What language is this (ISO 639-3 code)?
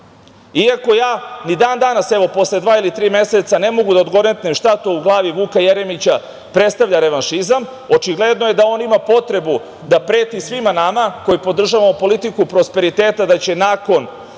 srp